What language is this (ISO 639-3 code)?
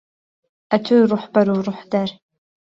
ckb